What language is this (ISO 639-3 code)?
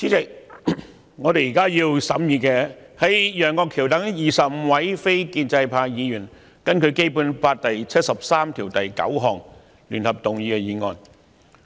yue